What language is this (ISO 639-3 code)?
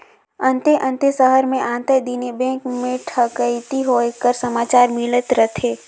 hne